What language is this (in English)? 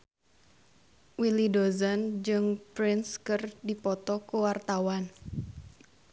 Sundanese